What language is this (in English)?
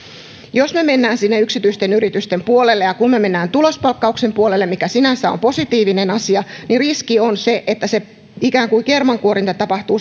Finnish